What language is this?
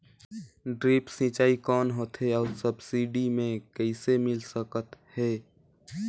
Chhattisgarhi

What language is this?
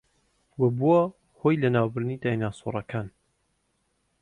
Central Kurdish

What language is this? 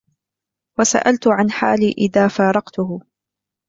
Arabic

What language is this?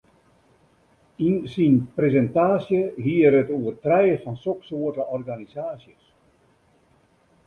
Western Frisian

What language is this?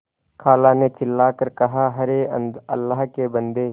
Hindi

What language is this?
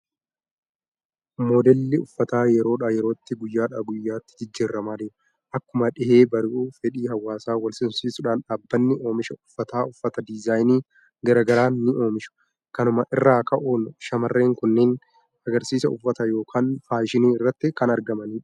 Oromo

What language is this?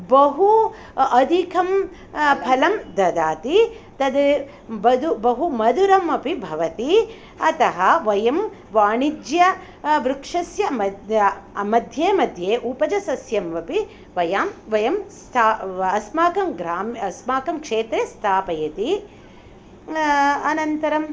Sanskrit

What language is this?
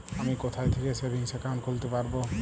Bangla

